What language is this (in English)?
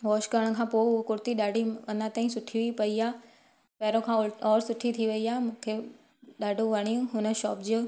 Sindhi